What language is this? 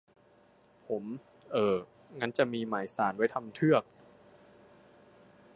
Thai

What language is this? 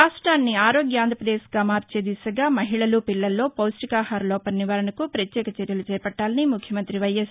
Telugu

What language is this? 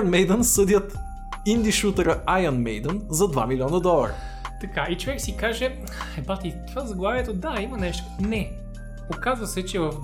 Bulgarian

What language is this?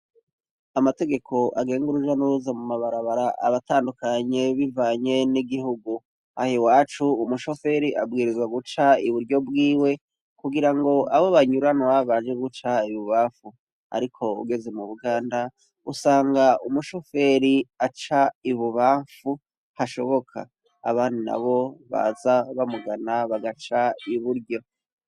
Rundi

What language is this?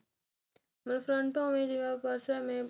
Punjabi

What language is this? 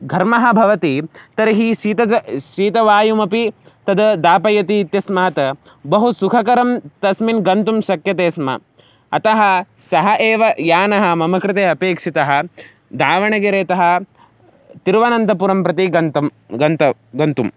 Sanskrit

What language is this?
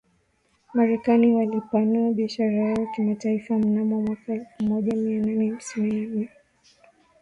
Swahili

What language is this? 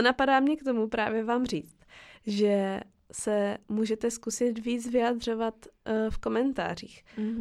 Czech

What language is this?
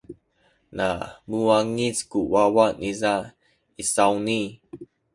Sakizaya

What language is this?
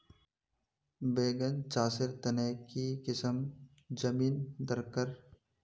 Magahi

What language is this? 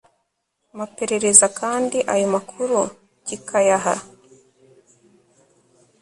Kinyarwanda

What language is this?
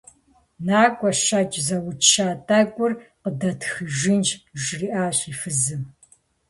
Kabardian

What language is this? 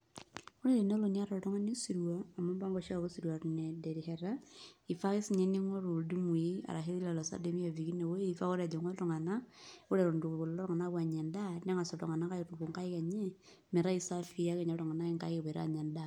Masai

